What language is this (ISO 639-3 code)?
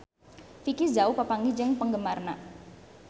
sun